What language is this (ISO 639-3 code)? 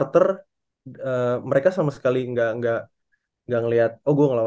ind